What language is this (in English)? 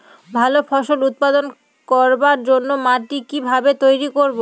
Bangla